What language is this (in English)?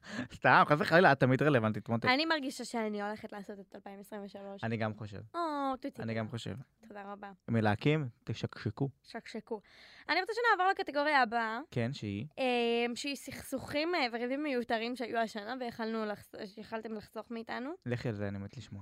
Hebrew